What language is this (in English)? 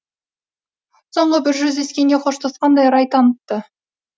Kazakh